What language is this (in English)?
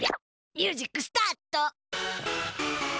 Japanese